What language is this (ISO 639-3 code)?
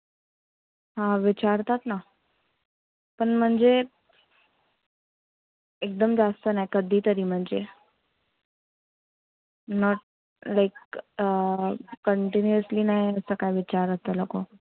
mar